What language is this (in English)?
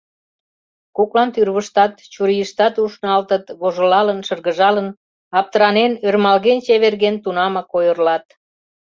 Mari